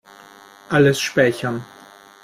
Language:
German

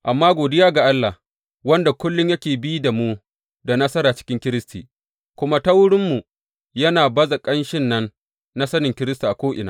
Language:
Hausa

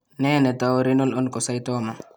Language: Kalenjin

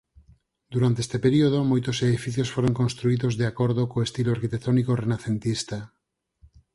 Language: Galician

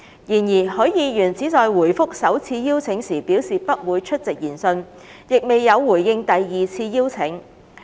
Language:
Cantonese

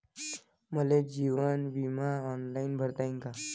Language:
Marathi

